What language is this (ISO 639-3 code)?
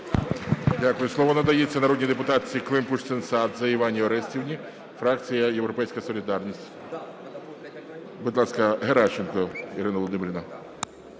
ukr